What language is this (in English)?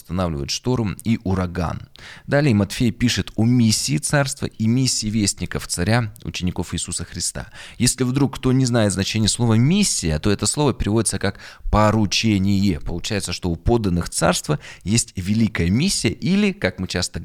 Russian